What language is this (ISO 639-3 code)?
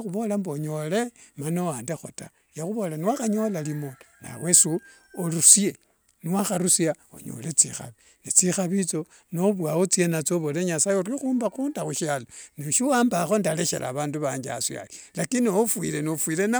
lwg